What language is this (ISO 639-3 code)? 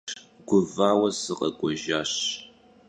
kbd